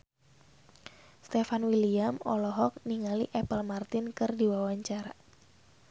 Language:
Sundanese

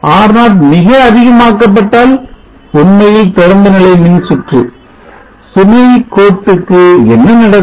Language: Tamil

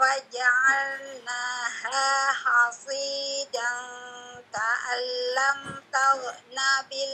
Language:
Indonesian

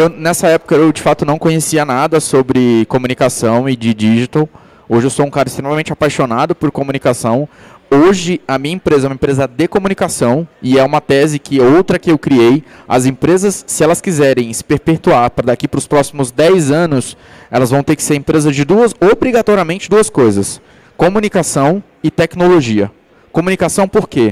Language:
Portuguese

